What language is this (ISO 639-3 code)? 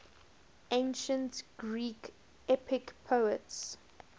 eng